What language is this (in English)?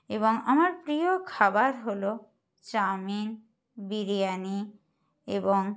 Bangla